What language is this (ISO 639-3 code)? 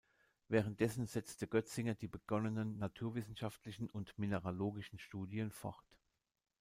deu